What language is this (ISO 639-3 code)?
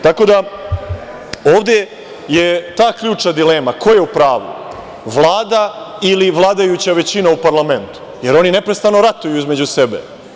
srp